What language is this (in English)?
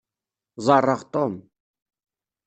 Kabyle